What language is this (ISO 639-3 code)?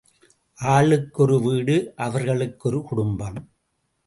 tam